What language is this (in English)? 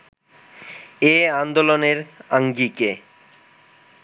Bangla